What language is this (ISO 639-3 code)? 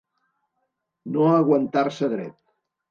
cat